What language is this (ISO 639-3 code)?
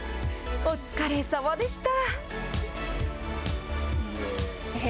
jpn